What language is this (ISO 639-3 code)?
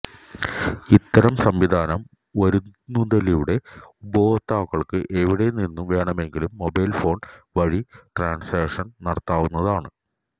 mal